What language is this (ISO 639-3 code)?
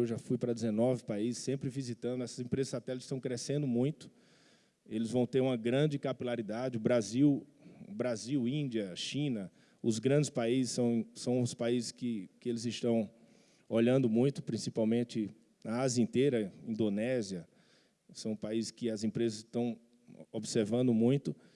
por